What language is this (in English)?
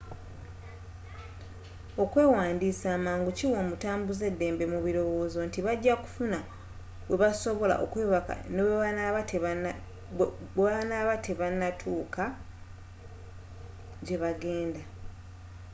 Ganda